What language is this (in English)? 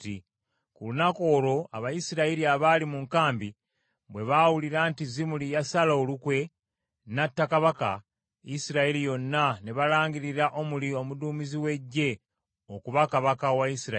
Ganda